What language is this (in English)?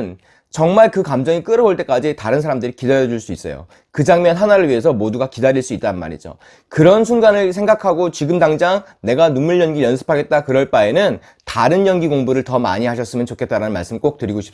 Korean